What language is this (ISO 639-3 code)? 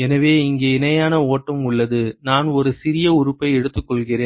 tam